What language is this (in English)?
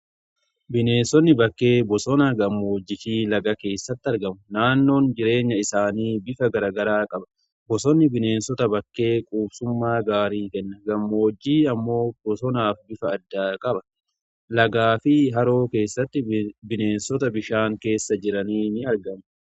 Oromo